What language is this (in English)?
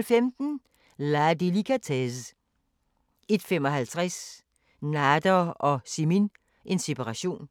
Danish